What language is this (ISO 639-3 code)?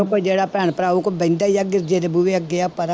pan